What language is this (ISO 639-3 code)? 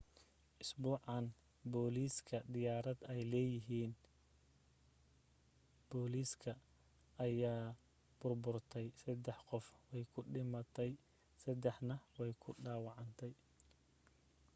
som